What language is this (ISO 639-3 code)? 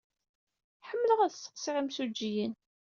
kab